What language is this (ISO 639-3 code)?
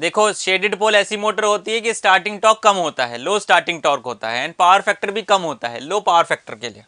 hin